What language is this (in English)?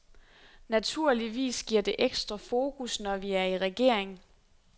Danish